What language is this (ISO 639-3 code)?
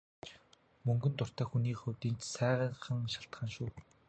mon